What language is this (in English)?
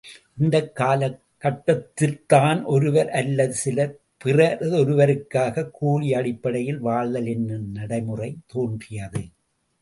Tamil